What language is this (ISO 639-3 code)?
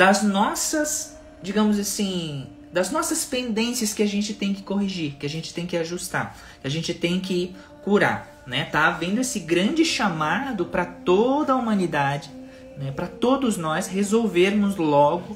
por